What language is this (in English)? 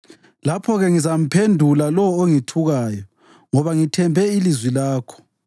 North Ndebele